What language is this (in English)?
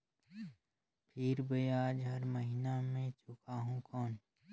Chhattisgarhi